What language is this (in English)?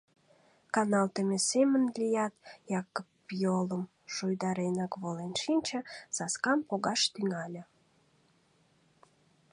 Mari